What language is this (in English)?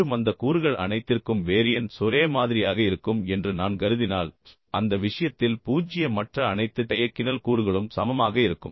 Tamil